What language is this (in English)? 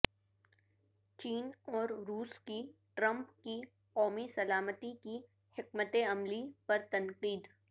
Urdu